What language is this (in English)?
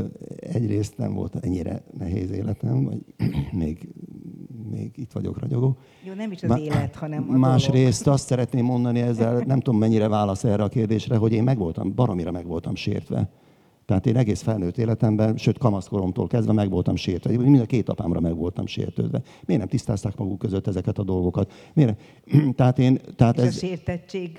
Hungarian